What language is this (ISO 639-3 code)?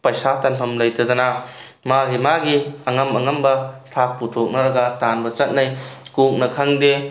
mni